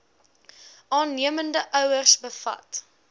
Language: Afrikaans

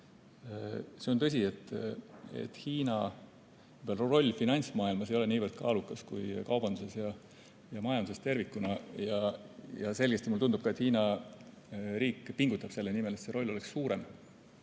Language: Estonian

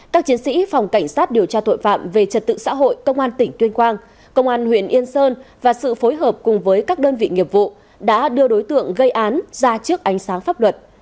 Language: Vietnamese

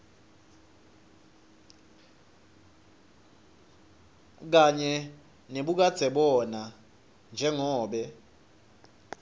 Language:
Swati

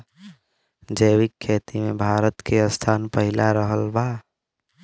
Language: Bhojpuri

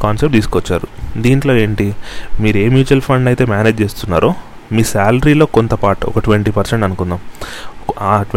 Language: Telugu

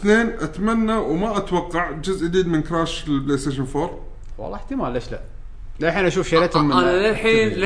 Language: Arabic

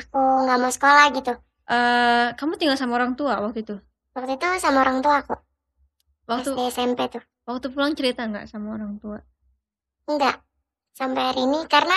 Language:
Indonesian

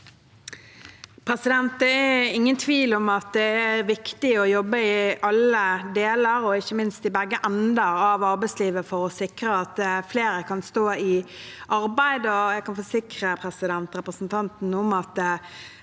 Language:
Norwegian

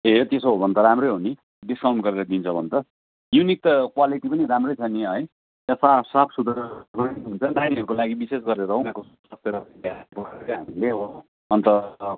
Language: Nepali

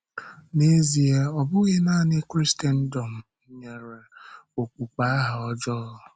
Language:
Igbo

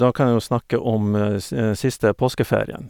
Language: Norwegian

